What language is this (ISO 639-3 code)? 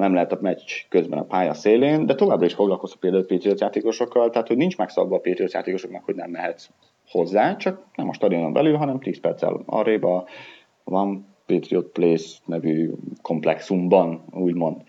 hun